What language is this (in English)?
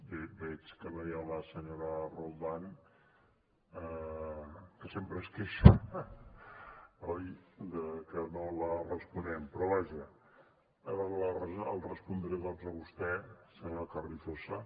Catalan